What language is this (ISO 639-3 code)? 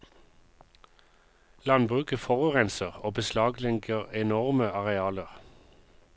nor